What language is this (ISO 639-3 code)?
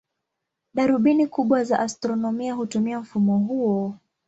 swa